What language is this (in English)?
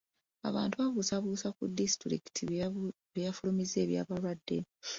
Ganda